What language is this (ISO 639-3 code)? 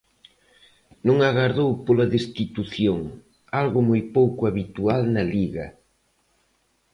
glg